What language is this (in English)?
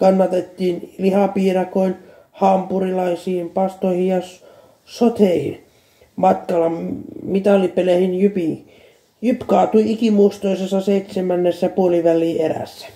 Finnish